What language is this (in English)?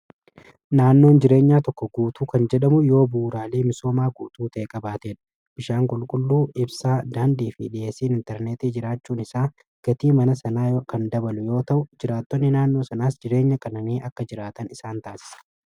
Oromo